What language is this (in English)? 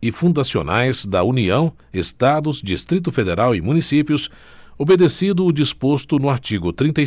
Portuguese